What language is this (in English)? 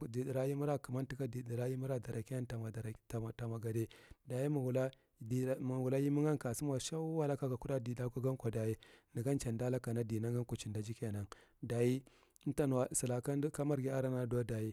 Marghi Central